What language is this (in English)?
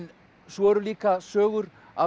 Icelandic